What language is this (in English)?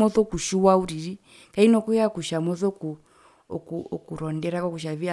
Herero